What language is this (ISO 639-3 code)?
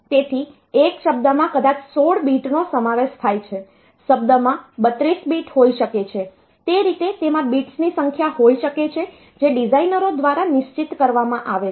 guj